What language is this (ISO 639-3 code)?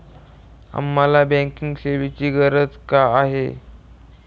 mar